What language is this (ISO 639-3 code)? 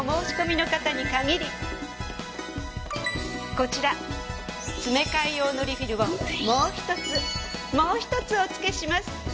jpn